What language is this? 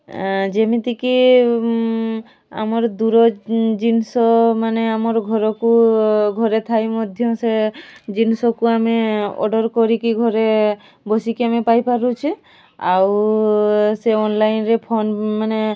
Odia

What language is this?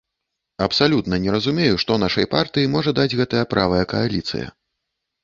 Belarusian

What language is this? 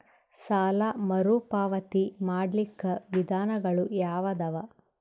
Kannada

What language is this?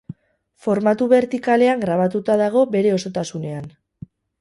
Basque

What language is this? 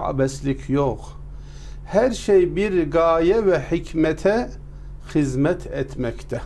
Turkish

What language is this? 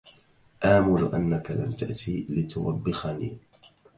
Arabic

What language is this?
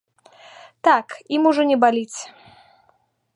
Belarusian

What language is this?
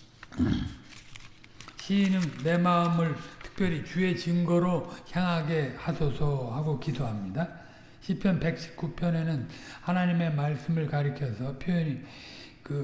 Korean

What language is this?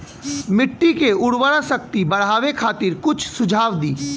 Bhojpuri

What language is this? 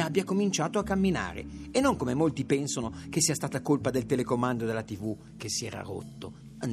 Italian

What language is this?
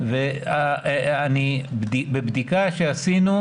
Hebrew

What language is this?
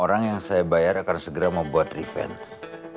Indonesian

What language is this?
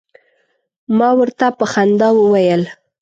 Pashto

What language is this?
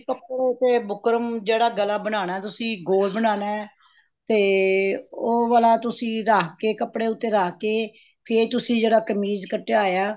Punjabi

